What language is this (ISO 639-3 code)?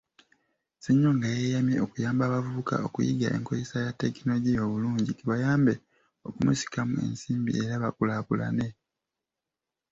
lug